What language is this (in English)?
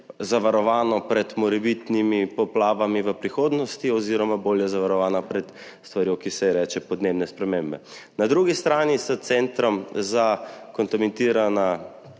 Slovenian